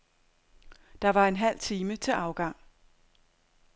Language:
Danish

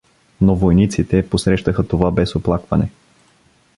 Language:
Bulgarian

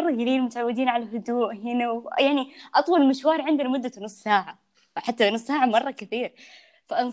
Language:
Arabic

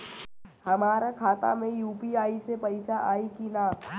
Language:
Bhojpuri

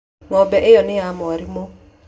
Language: Kikuyu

